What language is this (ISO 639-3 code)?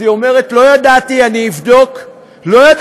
heb